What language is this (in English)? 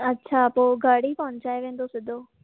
Sindhi